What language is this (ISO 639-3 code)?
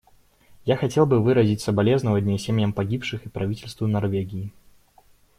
rus